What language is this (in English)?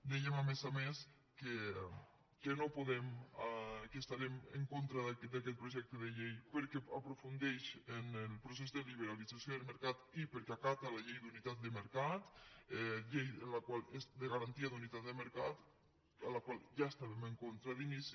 Catalan